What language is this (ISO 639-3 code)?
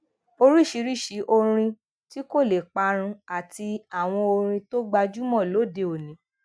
yor